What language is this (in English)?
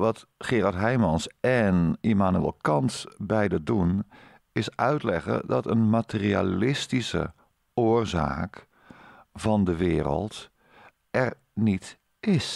Dutch